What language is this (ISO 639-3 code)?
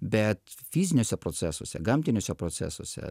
lit